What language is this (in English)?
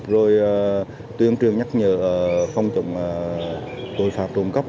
Vietnamese